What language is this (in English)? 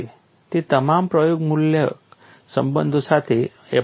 Gujarati